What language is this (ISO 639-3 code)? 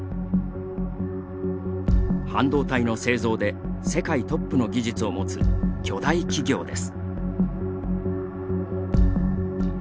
jpn